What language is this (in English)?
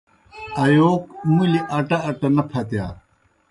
Kohistani Shina